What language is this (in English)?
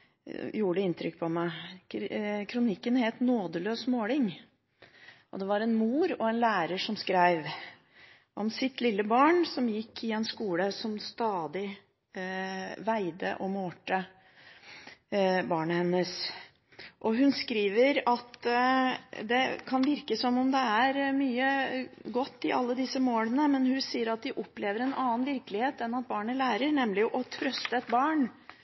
Norwegian Bokmål